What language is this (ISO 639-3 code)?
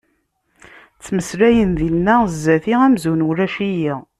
kab